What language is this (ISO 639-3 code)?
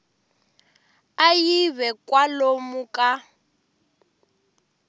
tso